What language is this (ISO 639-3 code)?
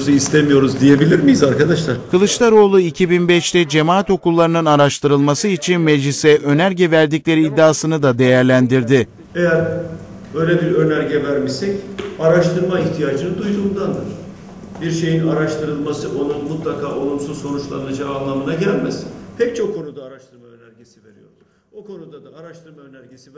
tur